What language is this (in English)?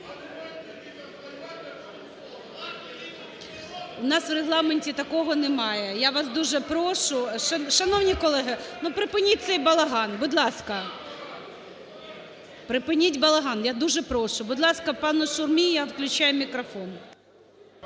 Ukrainian